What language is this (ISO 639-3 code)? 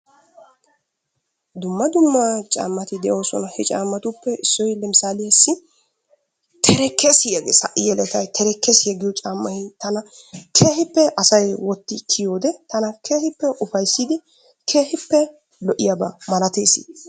wal